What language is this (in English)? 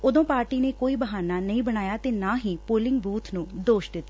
Punjabi